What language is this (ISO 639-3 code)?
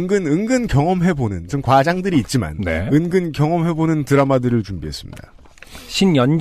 kor